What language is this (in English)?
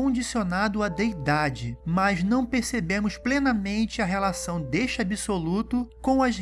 Portuguese